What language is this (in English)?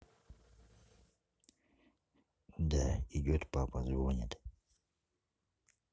Russian